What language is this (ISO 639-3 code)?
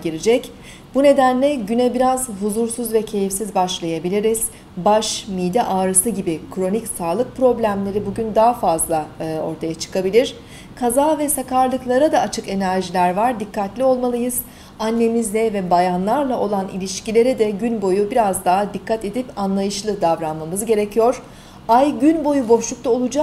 tur